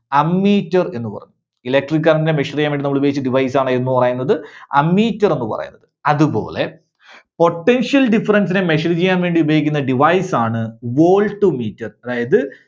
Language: Malayalam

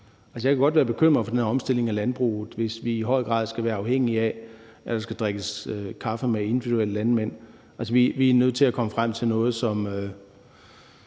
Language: Danish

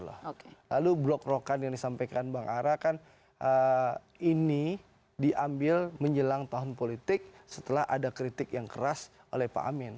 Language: Indonesian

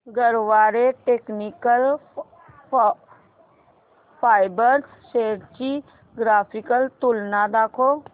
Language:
Marathi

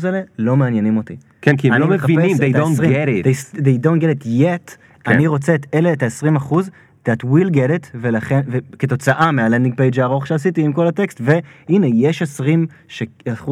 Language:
Hebrew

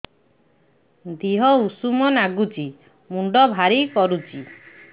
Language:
Odia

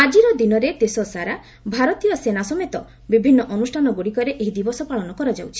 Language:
Odia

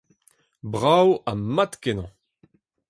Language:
Breton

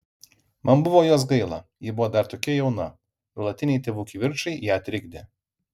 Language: Lithuanian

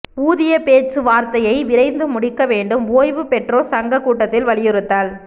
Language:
Tamil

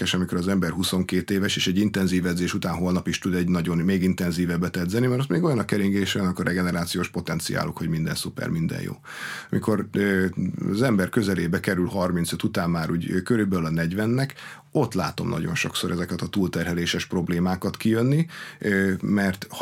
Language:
Hungarian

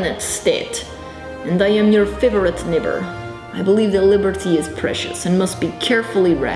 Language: English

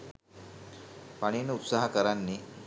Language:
Sinhala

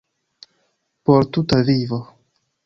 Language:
Esperanto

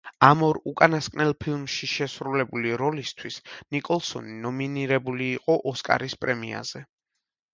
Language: Georgian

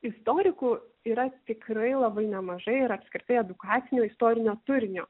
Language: Lithuanian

